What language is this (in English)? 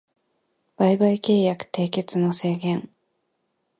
Japanese